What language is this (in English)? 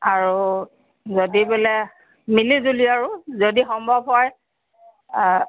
Assamese